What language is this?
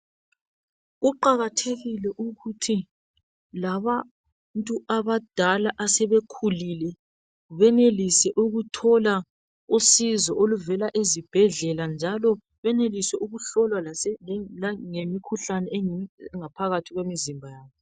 North Ndebele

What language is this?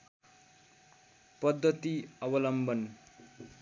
Nepali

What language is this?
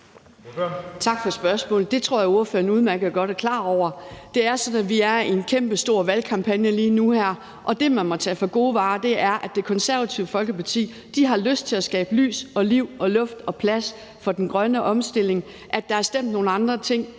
Danish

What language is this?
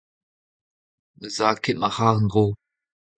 Breton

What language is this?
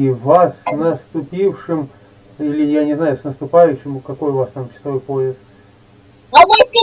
Russian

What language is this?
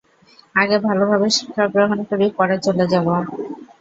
Bangla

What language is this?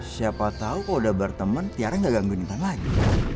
Indonesian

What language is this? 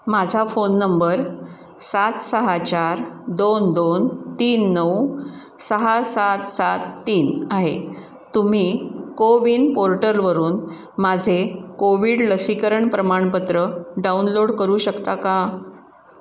Marathi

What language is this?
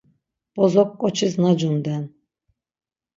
Laz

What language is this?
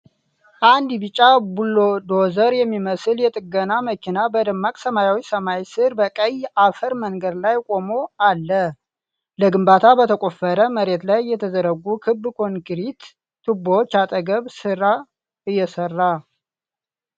Amharic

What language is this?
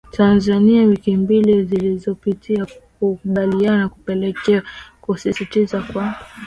Swahili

